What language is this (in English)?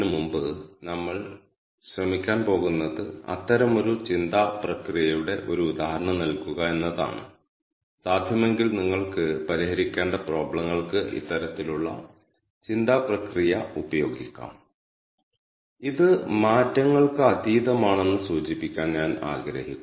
Malayalam